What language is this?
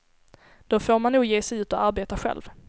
Swedish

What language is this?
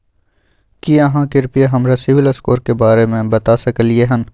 Maithili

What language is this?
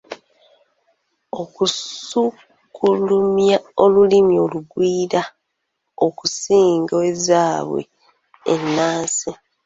Ganda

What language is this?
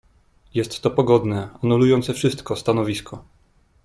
Polish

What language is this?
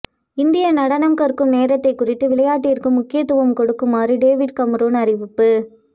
Tamil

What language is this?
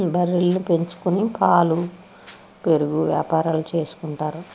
Telugu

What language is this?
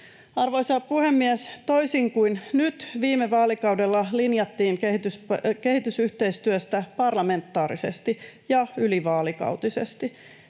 Finnish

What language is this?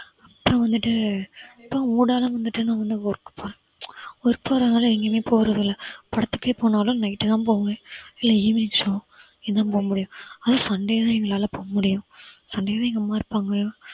Tamil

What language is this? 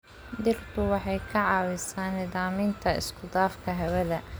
Somali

